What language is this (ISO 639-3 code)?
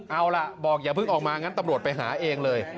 tha